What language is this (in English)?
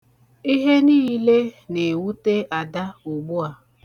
Igbo